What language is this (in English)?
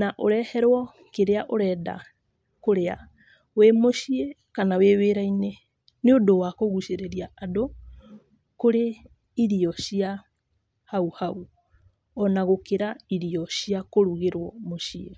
Kikuyu